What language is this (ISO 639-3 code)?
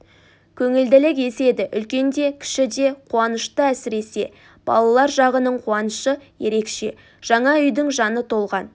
kaz